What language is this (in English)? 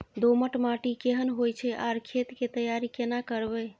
Maithili